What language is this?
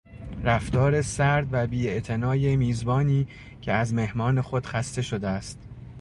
Persian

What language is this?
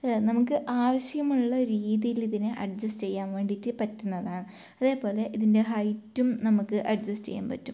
Malayalam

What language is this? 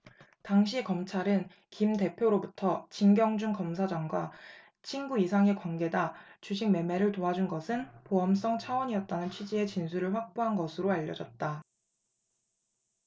Korean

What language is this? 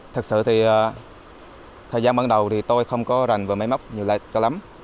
Vietnamese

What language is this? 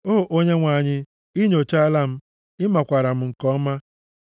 Igbo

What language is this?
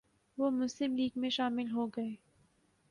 Urdu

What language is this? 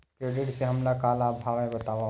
Chhattisgarhi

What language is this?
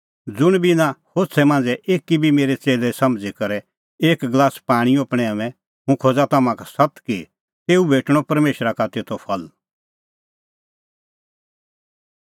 Kullu Pahari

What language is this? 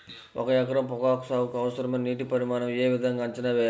Telugu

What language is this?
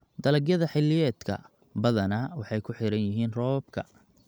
Somali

